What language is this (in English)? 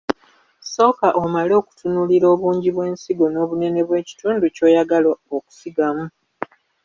Ganda